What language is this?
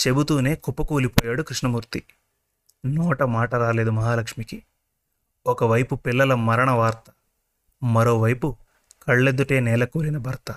Telugu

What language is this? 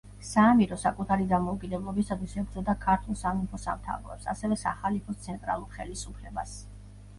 Georgian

